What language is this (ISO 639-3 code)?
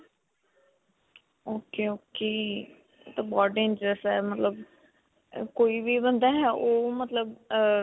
pan